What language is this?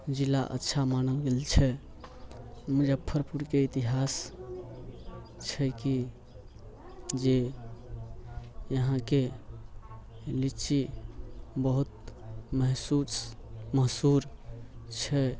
Maithili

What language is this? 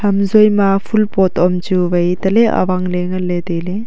Wancho Naga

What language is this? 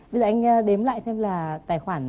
Vietnamese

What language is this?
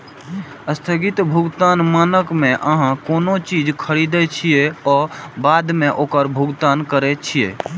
Maithili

